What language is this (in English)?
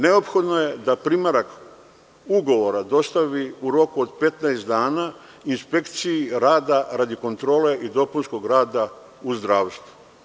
Serbian